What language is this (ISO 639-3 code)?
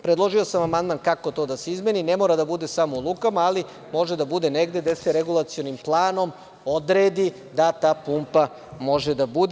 srp